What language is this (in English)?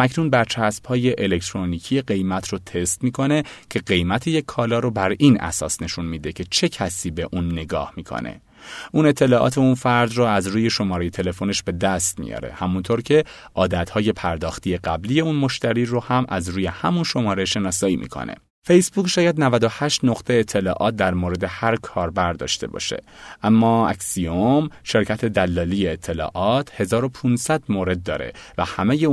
Persian